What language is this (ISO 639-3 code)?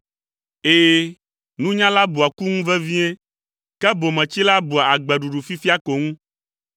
ewe